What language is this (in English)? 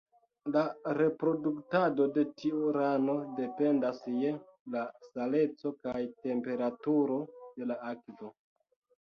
Esperanto